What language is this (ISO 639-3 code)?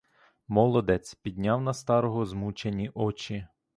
ukr